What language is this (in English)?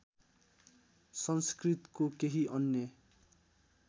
Nepali